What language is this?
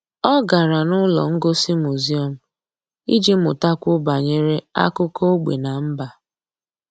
Igbo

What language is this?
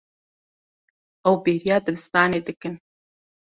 Kurdish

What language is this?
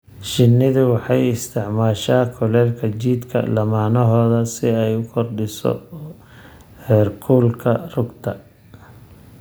Somali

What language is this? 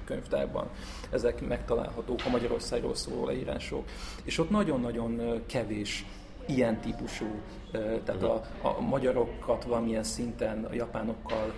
Hungarian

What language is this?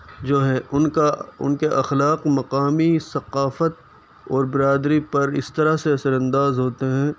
Urdu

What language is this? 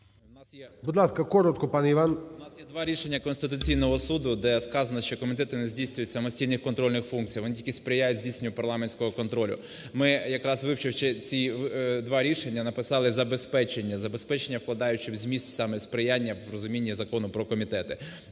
Ukrainian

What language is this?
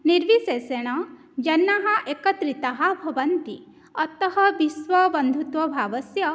Sanskrit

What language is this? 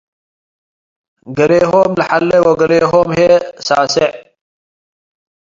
Tigre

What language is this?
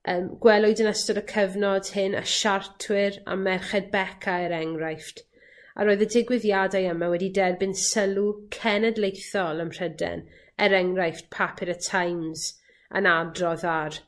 Welsh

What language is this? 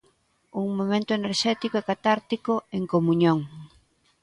Galician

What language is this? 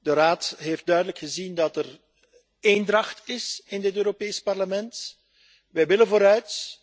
Dutch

